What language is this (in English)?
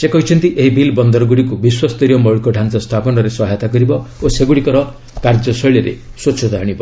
Odia